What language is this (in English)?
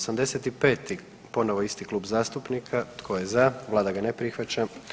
Croatian